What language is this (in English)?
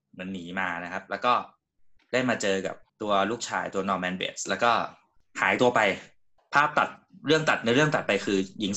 Thai